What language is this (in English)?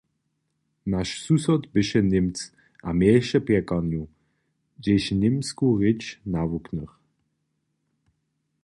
Upper Sorbian